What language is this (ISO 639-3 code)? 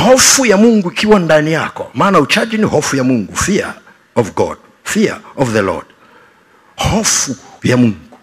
swa